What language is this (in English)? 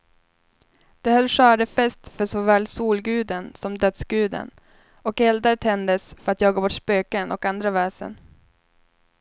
Swedish